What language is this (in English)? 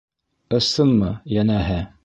Bashkir